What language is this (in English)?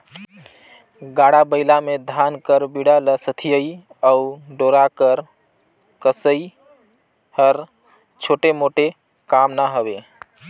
Chhattisgarhi